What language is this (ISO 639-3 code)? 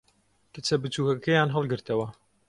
ckb